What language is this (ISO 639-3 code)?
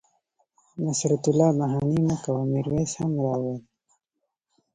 pus